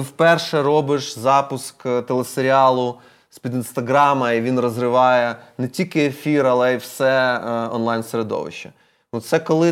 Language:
Ukrainian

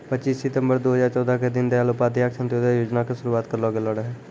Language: Maithili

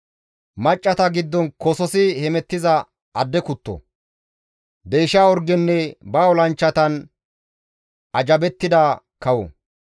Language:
Gamo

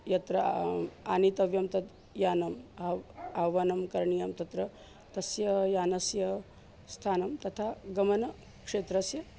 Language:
Sanskrit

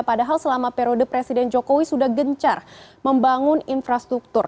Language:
Indonesian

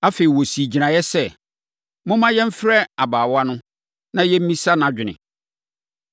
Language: Akan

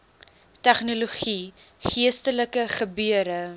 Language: Afrikaans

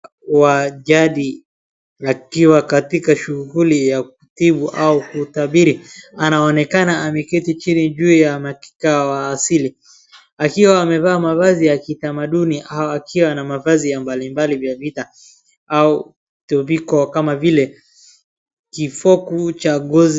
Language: Swahili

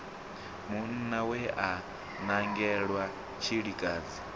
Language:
Venda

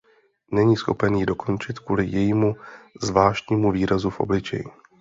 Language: Czech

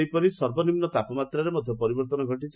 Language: Odia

